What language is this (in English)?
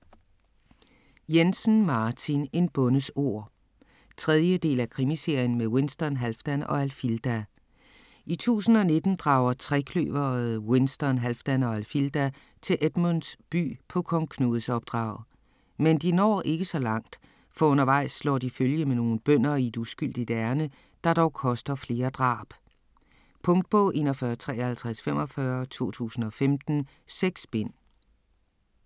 Danish